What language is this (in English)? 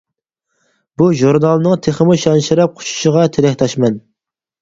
Uyghur